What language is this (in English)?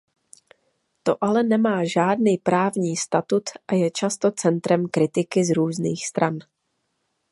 Czech